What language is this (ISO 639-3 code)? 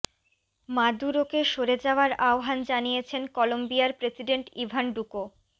ben